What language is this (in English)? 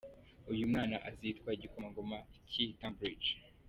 Kinyarwanda